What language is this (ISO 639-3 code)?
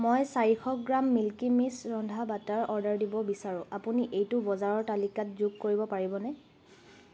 asm